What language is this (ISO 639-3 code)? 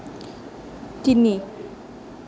asm